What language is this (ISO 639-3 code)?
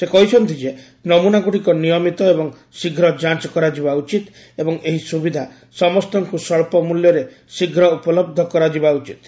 ori